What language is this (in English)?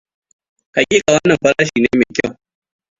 Hausa